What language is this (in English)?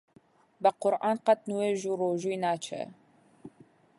Central Kurdish